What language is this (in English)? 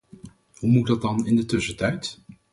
Dutch